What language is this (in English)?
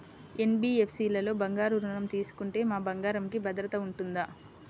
Telugu